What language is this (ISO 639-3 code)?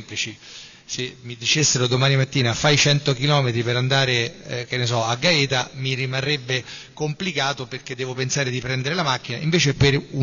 ita